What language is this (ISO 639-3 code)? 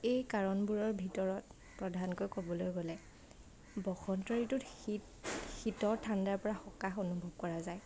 asm